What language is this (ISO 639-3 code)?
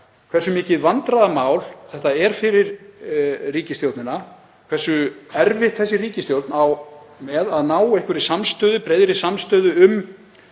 isl